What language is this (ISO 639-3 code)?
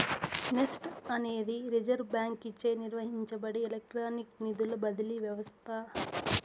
tel